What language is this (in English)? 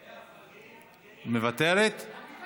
Hebrew